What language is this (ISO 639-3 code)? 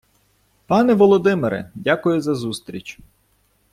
ukr